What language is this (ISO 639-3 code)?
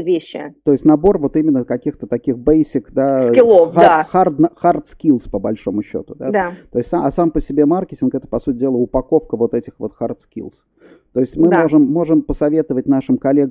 rus